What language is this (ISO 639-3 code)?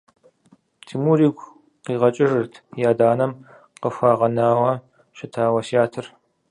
kbd